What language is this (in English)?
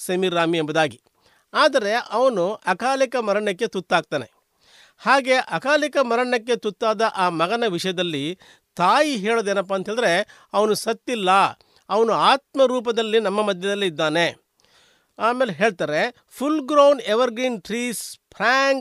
Kannada